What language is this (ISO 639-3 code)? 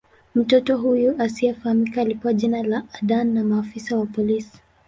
swa